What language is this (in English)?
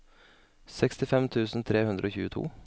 Norwegian